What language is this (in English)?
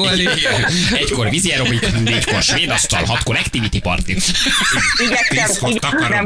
Hungarian